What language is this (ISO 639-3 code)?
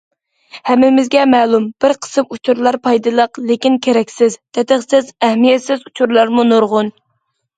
uig